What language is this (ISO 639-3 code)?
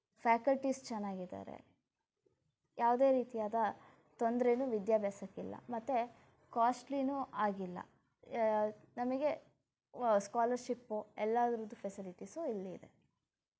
kan